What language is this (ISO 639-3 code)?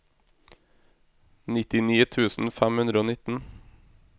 nor